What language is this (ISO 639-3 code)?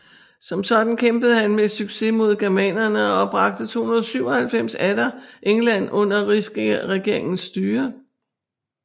dan